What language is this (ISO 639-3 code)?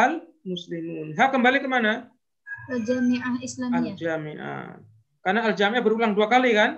ind